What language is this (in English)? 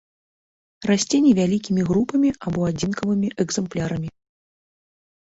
Belarusian